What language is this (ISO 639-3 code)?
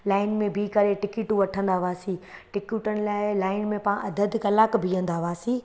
snd